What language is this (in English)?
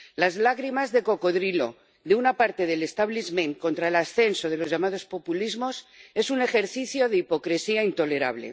Spanish